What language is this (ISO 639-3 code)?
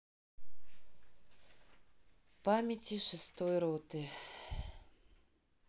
rus